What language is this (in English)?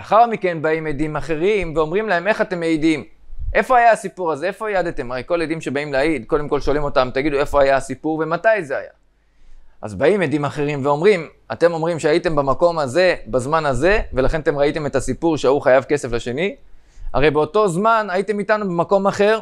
Hebrew